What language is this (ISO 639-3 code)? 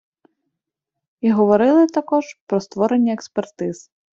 ukr